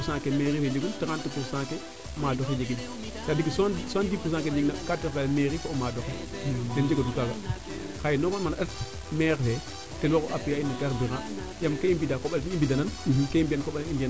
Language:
Serer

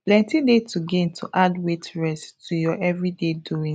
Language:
Nigerian Pidgin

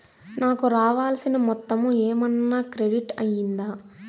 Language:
Telugu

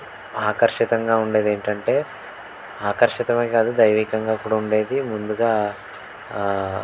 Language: Telugu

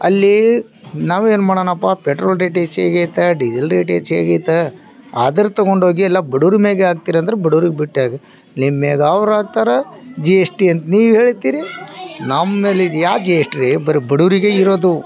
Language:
Kannada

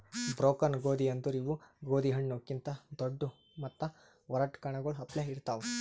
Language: Kannada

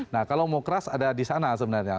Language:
Indonesian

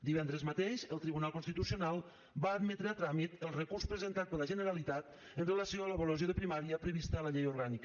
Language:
Catalan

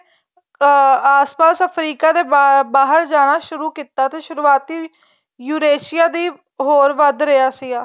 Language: Punjabi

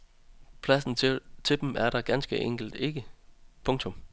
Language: Danish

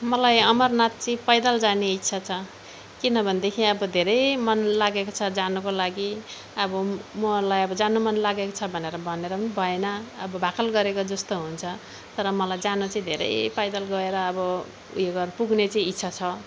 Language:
Nepali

